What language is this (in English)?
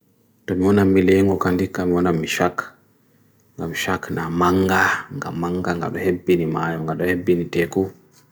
Bagirmi Fulfulde